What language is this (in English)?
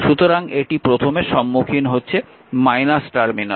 Bangla